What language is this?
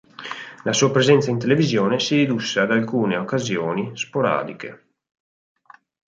Italian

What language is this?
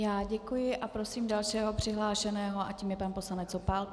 Czech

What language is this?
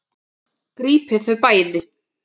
Icelandic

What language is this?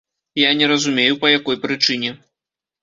Belarusian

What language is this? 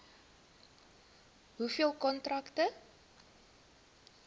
Afrikaans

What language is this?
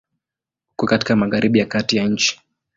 Swahili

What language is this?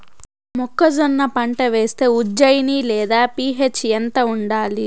Telugu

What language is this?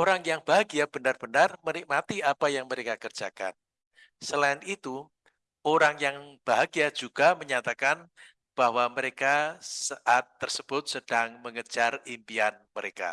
Indonesian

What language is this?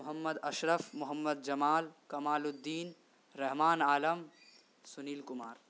Urdu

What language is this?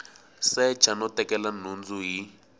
Tsonga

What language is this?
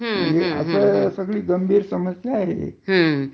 Marathi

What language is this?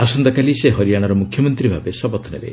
Odia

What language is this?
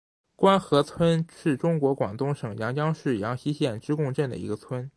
Chinese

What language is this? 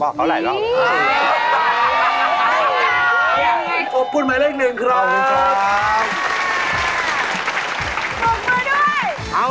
Thai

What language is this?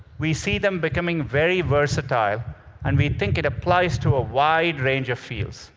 English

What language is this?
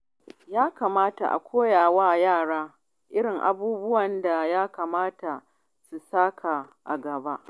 Hausa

